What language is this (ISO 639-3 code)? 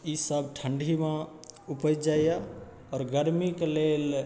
mai